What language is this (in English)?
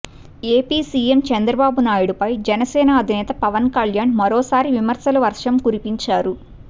Telugu